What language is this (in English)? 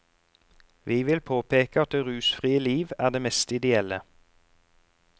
Norwegian